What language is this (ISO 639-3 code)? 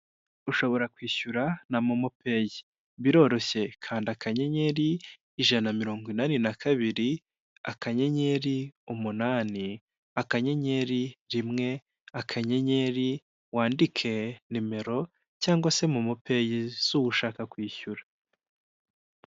kin